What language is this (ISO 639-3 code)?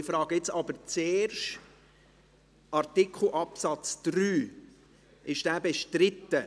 gsw